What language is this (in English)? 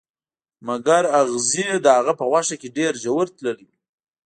Pashto